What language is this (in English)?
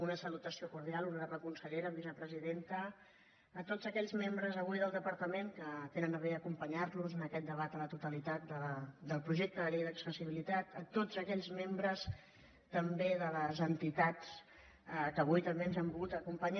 Catalan